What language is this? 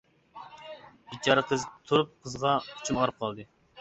Uyghur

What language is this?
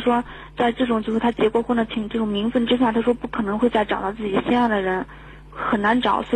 Chinese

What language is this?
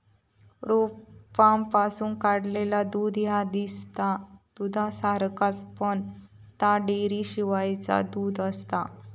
Marathi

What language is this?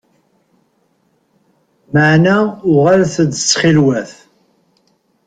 Kabyle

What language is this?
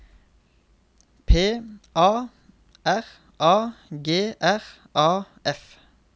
Norwegian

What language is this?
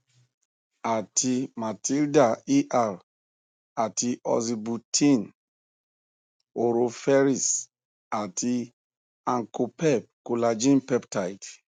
Yoruba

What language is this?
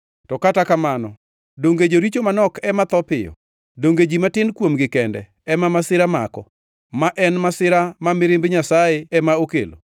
Luo (Kenya and Tanzania)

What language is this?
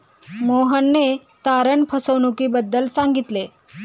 Marathi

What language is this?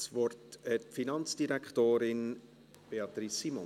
Swiss German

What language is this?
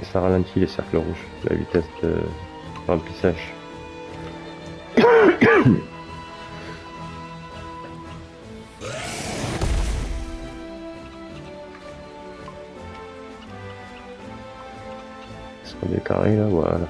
French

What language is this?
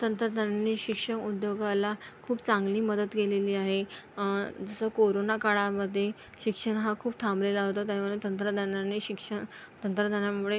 Marathi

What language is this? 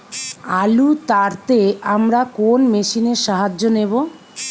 Bangla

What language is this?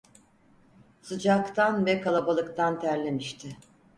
Turkish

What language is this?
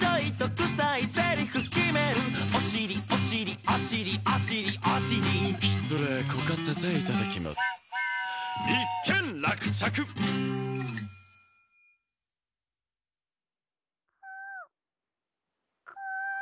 Japanese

